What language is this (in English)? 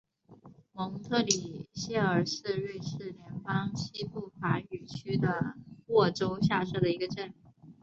Chinese